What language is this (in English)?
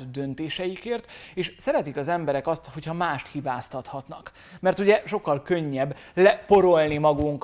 Hungarian